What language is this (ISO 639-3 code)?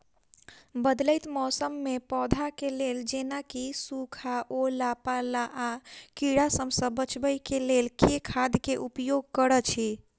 mai